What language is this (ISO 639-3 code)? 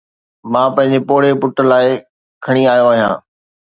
snd